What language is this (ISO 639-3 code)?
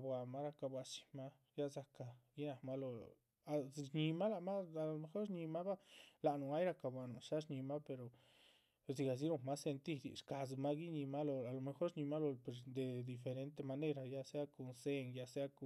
zpv